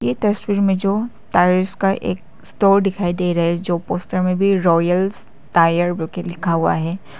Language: Hindi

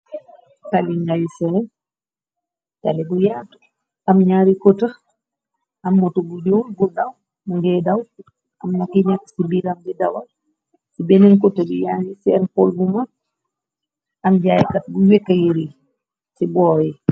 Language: Wolof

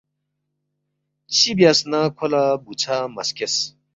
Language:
Balti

